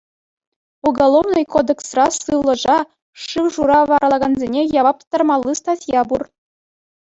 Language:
Chuvash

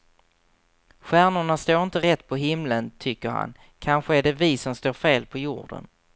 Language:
Swedish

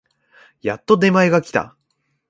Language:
Japanese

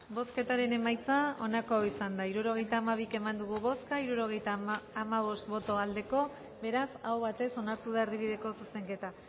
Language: Basque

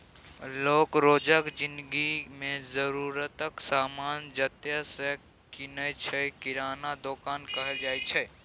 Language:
Maithili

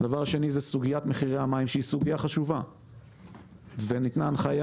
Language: Hebrew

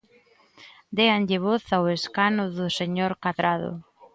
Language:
Galician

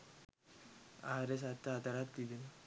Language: Sinhala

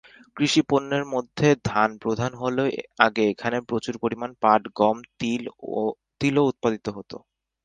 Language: Bangla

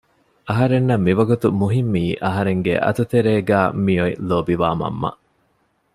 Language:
Divehi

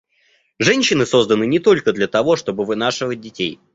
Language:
Russian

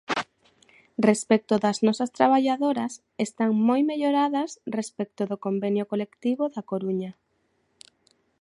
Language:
Galician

